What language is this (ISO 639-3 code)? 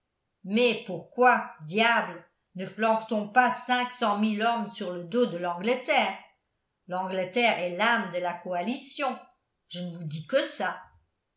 fra